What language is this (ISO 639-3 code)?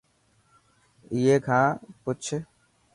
mki